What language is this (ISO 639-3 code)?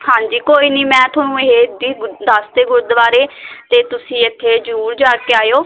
pan